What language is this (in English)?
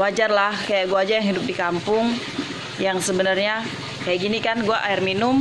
Indonesian